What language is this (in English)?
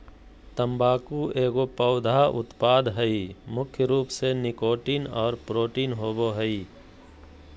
Magahi